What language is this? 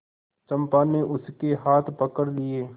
Hindi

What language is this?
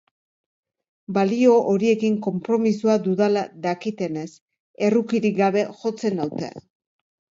Basque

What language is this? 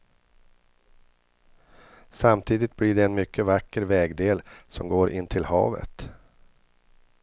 Swedish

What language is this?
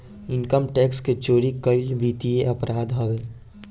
Bhojpuri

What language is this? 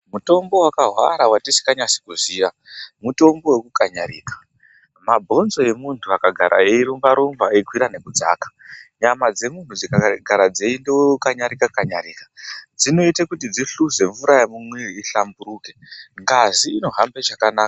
Ndau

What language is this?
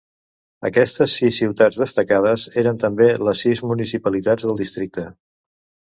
Catalan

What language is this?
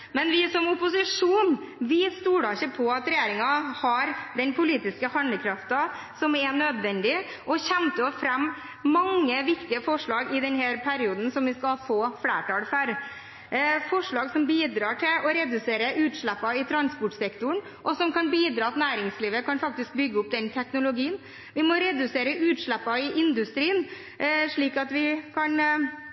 Norwegian Bokmål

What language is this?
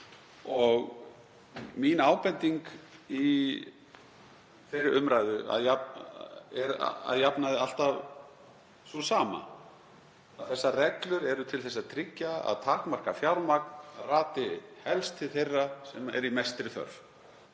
Icelandic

